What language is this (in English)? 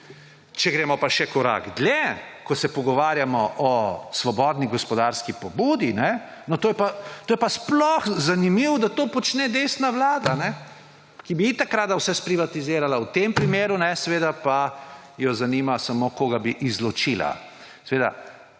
Slovenian